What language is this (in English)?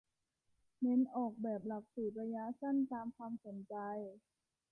Thai